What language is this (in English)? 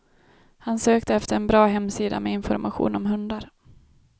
Swedish